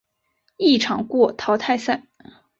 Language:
Chinese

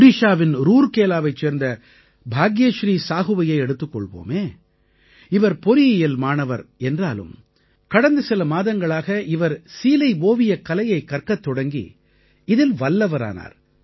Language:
Tamil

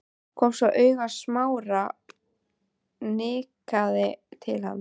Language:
Icelandic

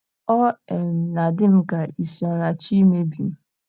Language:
Igbo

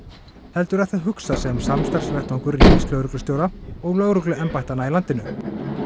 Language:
Icelandic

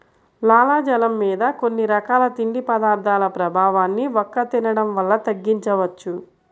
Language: Telugu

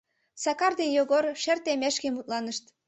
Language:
Mari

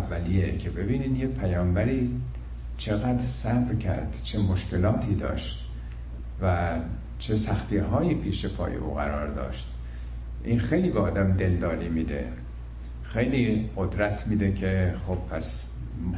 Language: Persian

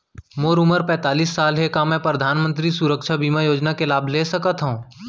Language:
Chhattisgarhi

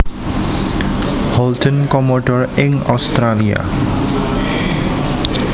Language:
Javanese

